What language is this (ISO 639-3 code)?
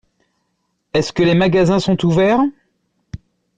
fra